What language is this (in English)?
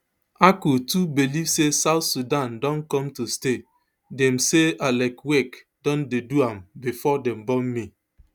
Nigerian Pidgin